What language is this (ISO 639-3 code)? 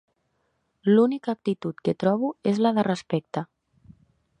cat